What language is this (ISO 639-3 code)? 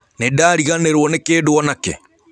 kik